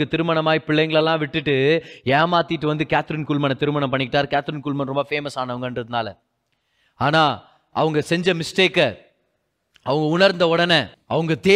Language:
Tamil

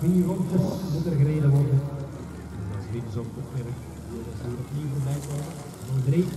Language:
Dutch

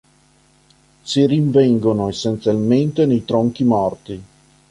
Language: Italian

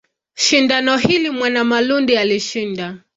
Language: Swahili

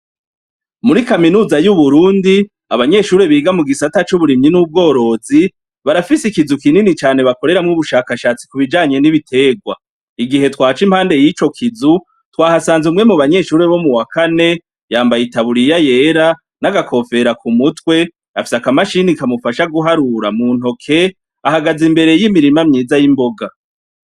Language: Rundi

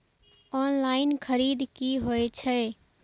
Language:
Maithili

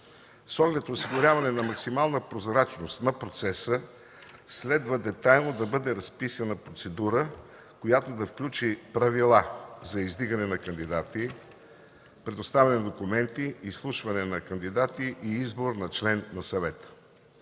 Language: Bulgarian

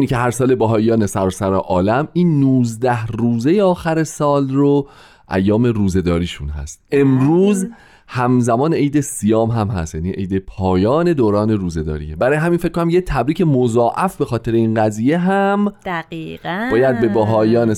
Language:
Persian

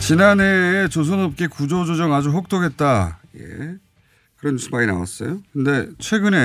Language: Korean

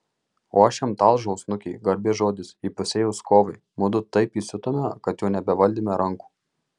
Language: Lithuanian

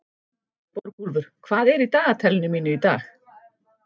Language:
Icelandic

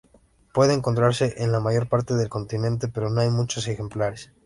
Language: Spanish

